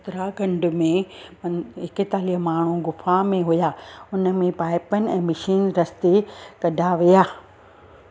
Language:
Sindhi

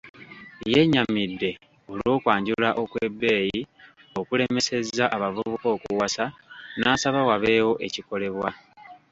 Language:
Ganda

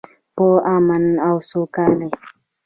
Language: Pashto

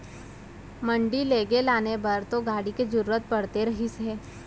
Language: Chhattisgarhi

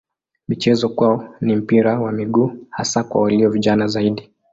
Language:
Swahili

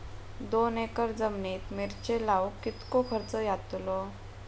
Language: Marathi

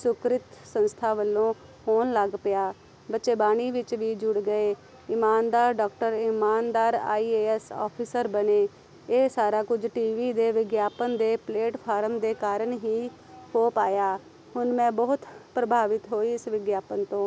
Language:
Punjabi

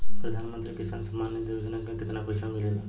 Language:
Bhojpuri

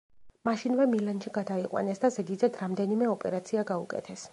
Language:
Georgian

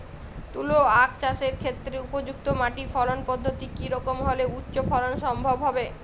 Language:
Bangla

